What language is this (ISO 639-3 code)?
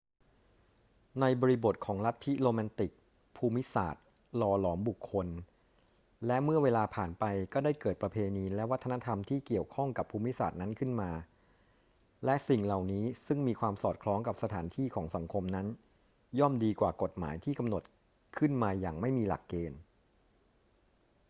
tha